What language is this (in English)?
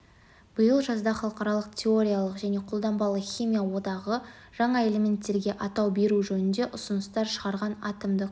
Kazakh